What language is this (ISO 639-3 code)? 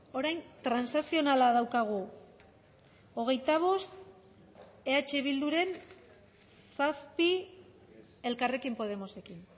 eus